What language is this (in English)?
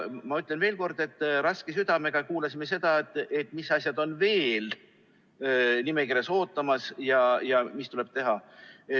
Estonian